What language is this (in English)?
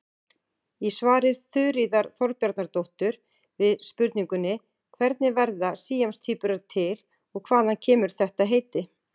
Icelandic